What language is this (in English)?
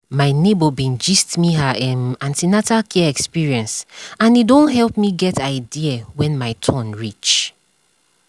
Nigerian Pidgin